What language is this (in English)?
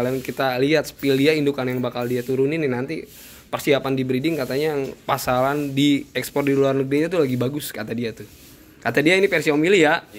Indonesian